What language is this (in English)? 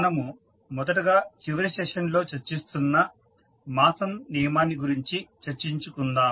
Telugu